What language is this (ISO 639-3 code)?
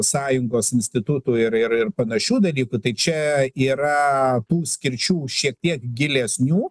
lit